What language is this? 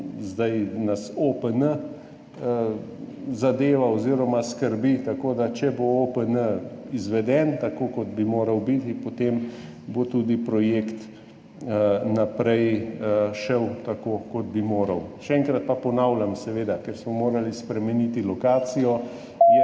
Slovenian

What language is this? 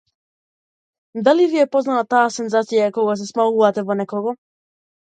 Macedonian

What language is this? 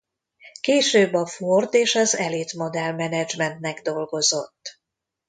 Hungarian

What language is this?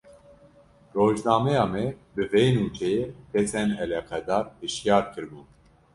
Kurdish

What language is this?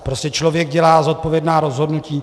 Czech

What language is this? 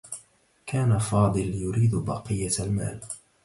Arabic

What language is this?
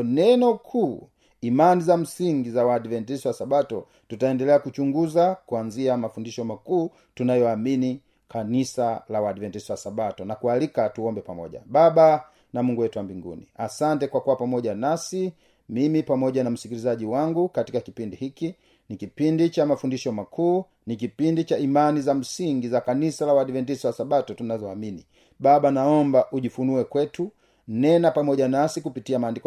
Swahili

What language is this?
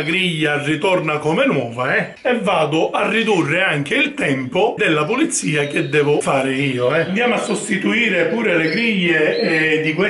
Italian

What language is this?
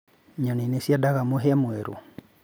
Kikuyu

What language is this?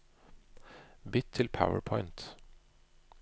Norwegian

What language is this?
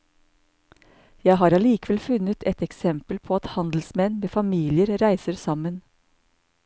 Norwegian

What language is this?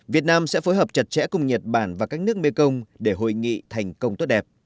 Vietnamese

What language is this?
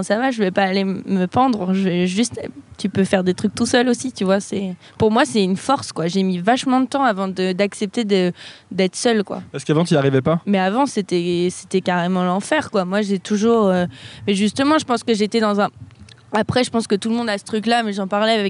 French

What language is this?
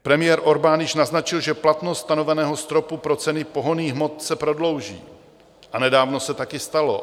Czech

